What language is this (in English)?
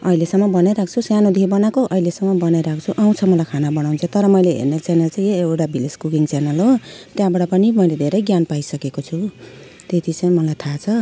Nepali